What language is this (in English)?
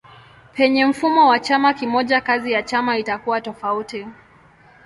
Swahili